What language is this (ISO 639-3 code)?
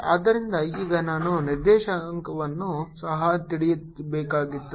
kan